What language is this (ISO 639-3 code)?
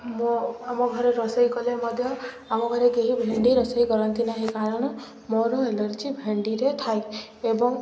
ori